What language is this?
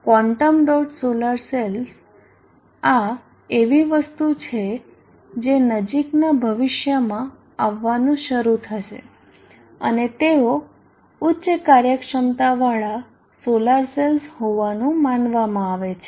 Gujarati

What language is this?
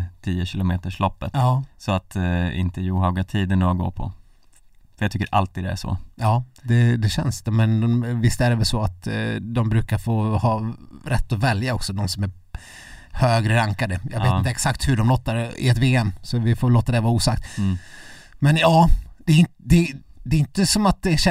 Swedish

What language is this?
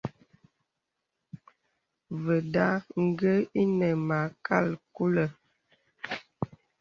Bebele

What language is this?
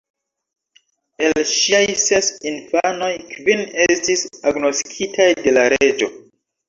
Esperanto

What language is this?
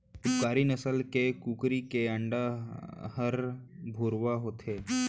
Chhattisgarhi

